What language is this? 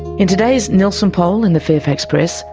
English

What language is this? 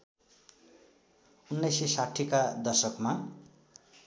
Nepali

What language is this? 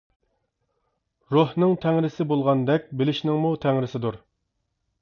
Uyghur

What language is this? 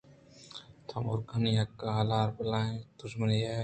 Eastern Balochi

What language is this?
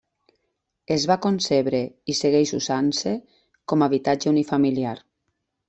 Catalan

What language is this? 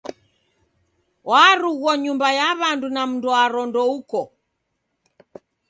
Taita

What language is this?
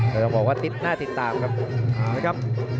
Thai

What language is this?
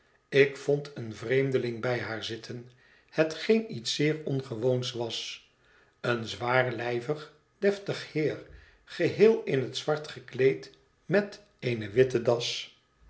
Dutch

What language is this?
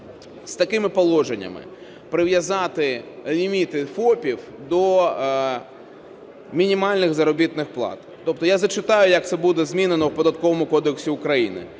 Ukrainian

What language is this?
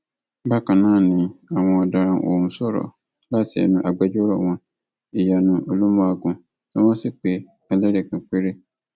Yoruba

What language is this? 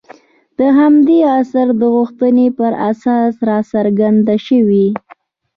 Pashto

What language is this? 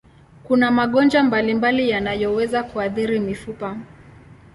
Swahili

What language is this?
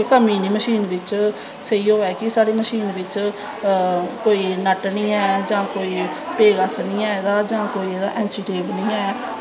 Dogri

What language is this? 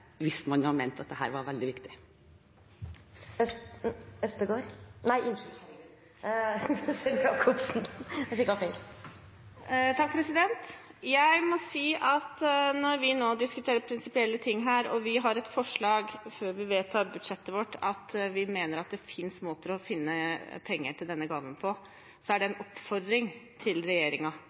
Norwegian Bokmål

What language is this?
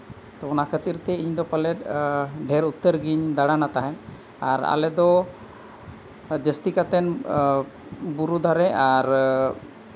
Santali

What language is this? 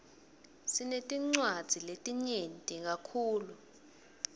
Swati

